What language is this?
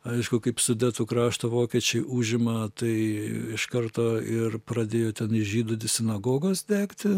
Lithuanian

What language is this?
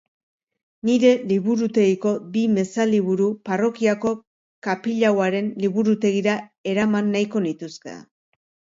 Basque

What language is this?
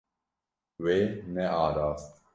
Kurdish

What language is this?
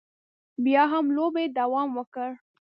Pashto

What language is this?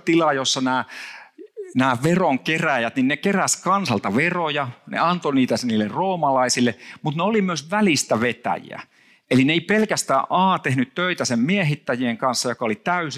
Finnish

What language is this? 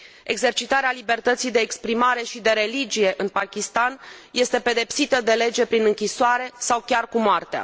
Romanian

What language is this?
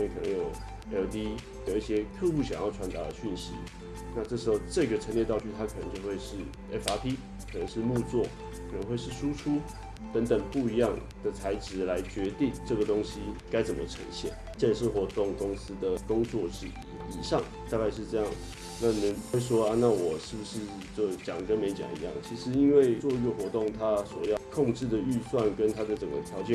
Chinese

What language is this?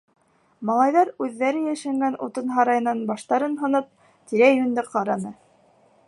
Bashkir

